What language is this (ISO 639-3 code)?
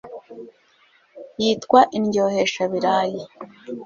kin